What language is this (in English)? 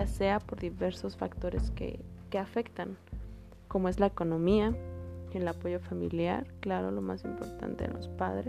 Spanish